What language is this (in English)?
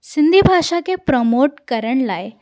Sindhi